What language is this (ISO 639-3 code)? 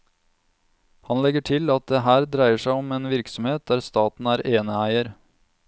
nor